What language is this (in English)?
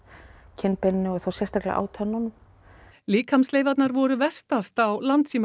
Icelandic